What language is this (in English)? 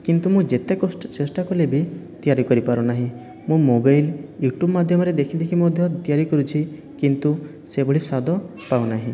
Odia